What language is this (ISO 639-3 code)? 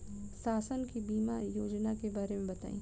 bho